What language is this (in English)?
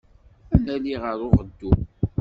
Kabyle